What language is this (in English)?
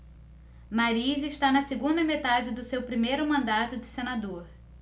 Portuguese